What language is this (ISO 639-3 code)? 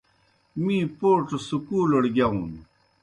plk